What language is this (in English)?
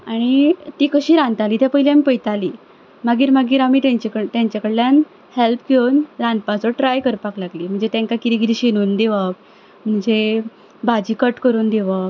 Konkani